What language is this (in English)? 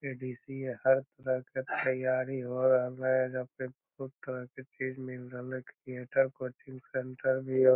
Magahi